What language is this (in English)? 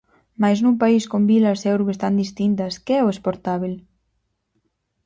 Galician